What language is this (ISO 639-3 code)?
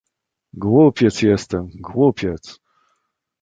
pol